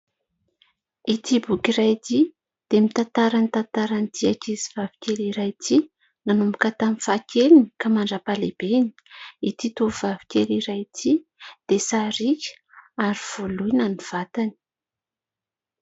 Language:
Malagasy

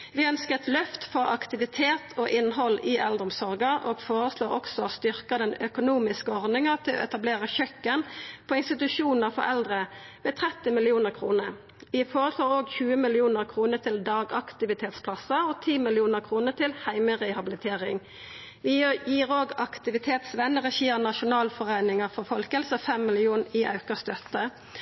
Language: Norwegian Nynorsk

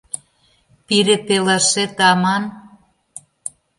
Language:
Mari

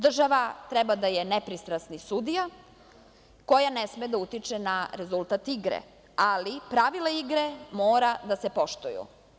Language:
Serbian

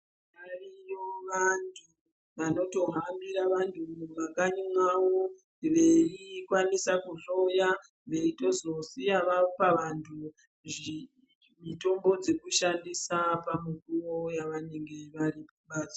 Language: Ndau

